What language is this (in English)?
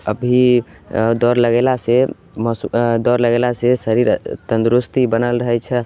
Maithili